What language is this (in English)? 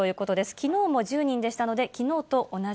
Japanese